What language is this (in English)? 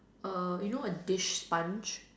English